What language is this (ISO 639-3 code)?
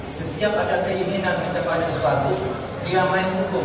ind